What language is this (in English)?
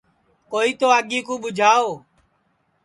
Sansi